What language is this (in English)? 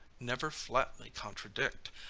English